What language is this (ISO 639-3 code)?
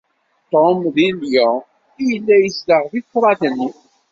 kab